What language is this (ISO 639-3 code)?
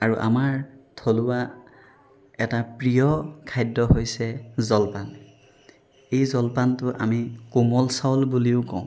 asm